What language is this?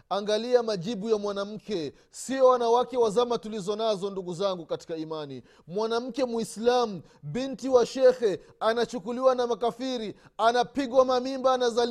Swahili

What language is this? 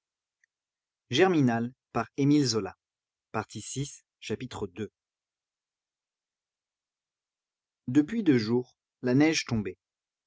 French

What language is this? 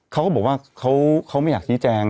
Thai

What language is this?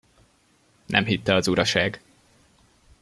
Hungarian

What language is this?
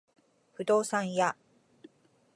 Japanese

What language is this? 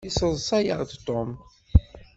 Kabyle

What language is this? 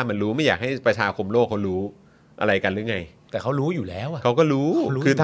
Thai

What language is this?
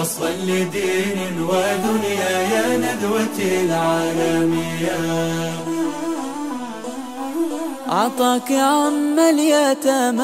Arabic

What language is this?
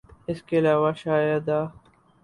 Urdu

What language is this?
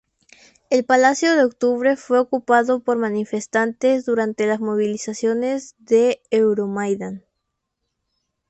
Spanish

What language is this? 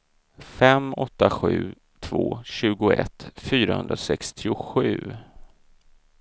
Swedish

